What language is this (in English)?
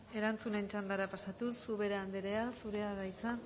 Basque